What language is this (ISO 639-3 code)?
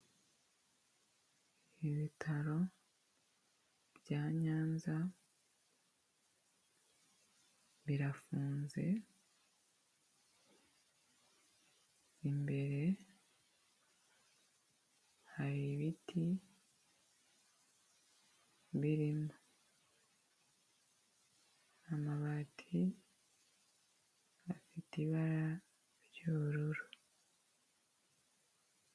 kin